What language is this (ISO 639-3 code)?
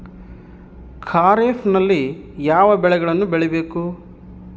kan